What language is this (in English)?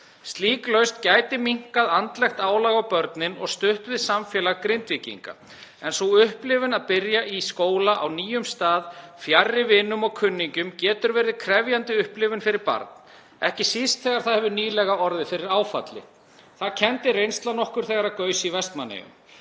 Icelandic